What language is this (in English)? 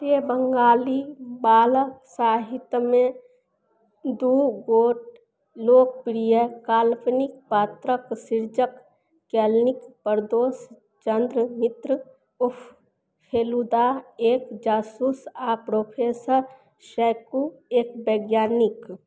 Maithili